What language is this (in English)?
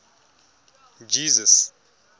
Tswana